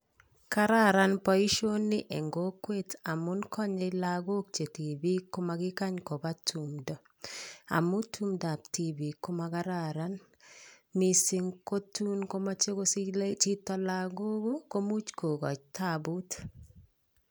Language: Kalenjin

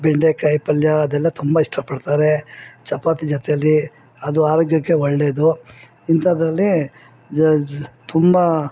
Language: Kannada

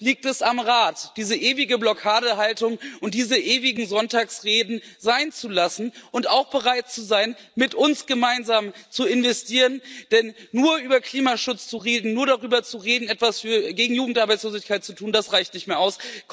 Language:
German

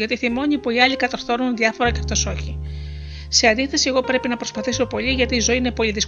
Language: Greek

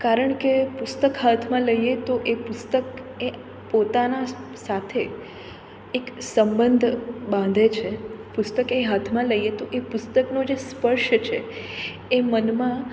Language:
Gujarati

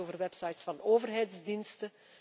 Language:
Dutch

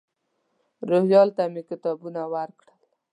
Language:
Pashto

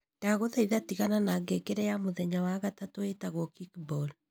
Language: Kikuyu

